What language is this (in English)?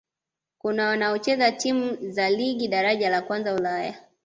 Swahili